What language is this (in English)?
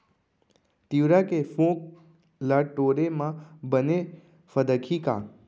Chhattisgarhi